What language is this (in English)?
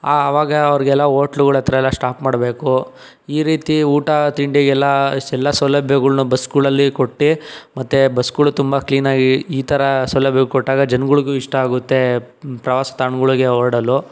Kannada